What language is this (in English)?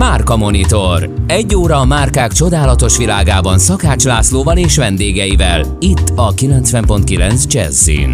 Hungarian